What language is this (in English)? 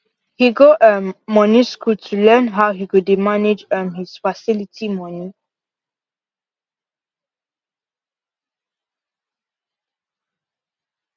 Nigerian Pidgin